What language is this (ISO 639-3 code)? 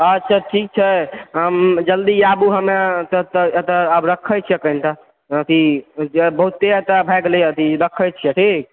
mai